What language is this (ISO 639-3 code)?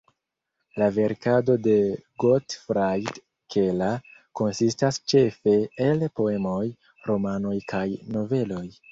epo